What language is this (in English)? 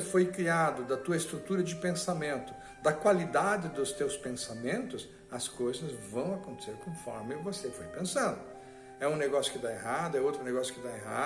Portuguese